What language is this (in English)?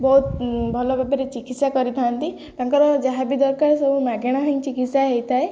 Odia